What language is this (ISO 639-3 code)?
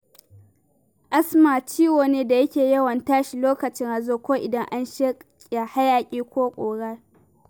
hau